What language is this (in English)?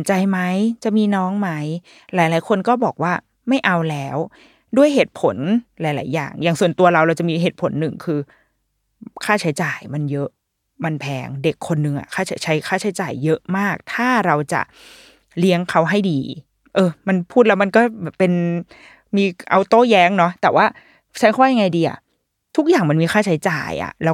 Thai